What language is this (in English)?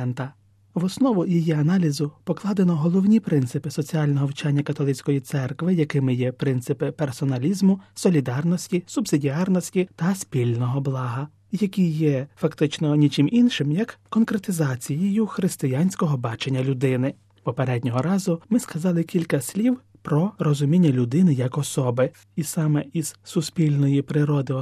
Ukrainian